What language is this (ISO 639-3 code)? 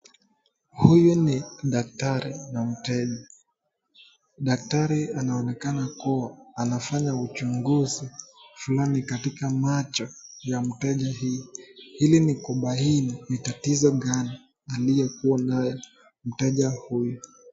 swa